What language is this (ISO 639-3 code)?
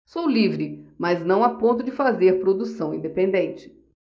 por